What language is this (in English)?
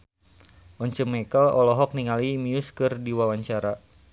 Sundanese